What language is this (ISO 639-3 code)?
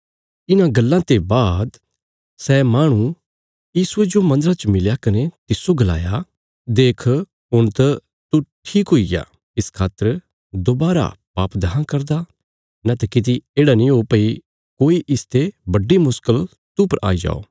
kfs